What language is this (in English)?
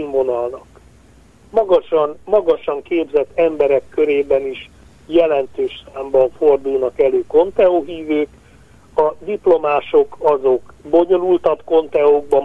Hungarian